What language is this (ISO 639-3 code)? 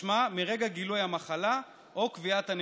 heb